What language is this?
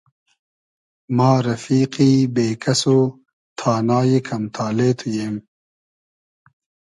Hazaragi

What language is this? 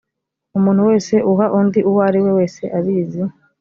Kinyarwanda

